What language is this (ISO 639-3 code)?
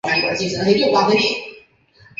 zho